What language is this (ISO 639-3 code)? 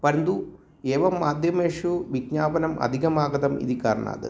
san